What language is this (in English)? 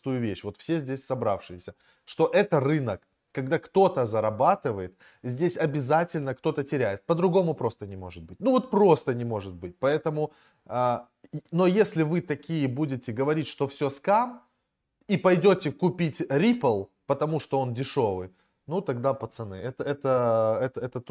Russian